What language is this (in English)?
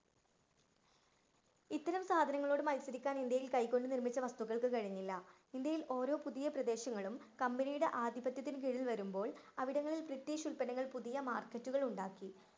Malayalam